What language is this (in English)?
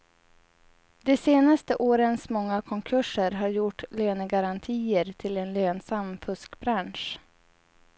Swedish